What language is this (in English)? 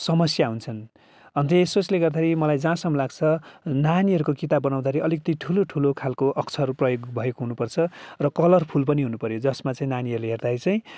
Nepali